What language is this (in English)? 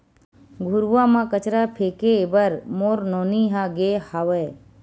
Chhattisgarhi